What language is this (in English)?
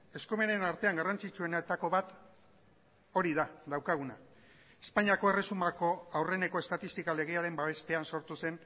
Basque